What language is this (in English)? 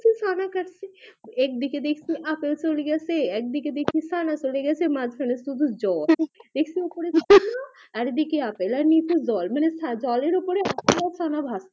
Bangla